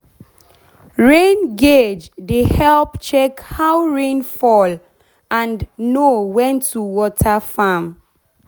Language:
Nigerian Pidgin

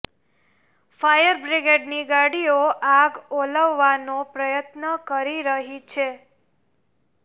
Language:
Gujarati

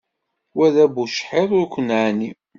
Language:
Kabyle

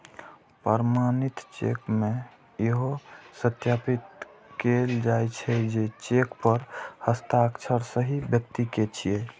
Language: Maithili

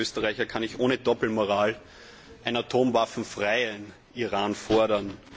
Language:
German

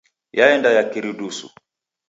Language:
Taita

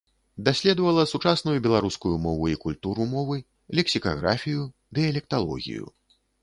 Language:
Belarusian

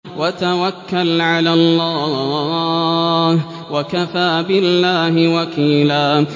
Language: Arabic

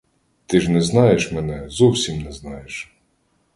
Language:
Ukrainian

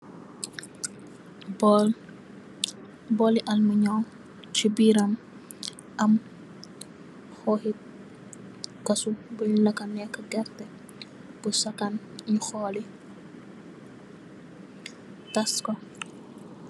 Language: Wolof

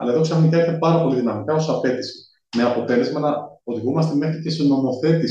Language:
Greek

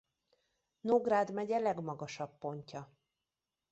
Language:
Hungarian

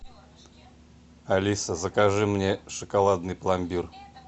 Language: Russian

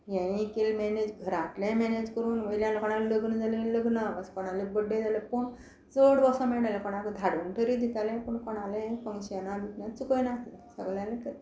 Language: Konkani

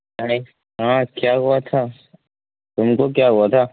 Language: Urdu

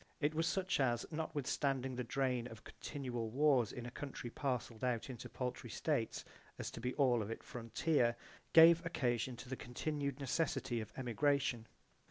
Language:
English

